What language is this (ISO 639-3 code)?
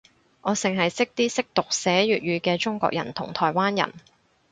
yue